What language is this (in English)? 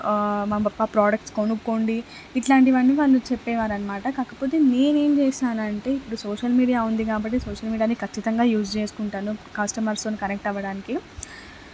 Telugu